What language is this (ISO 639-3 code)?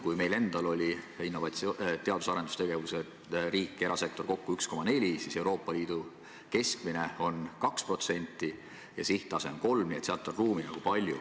est